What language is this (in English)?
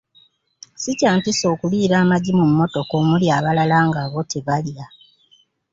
Ganda